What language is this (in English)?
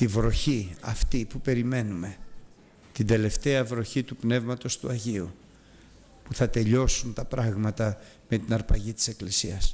Greek